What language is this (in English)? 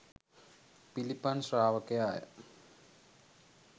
Sinhala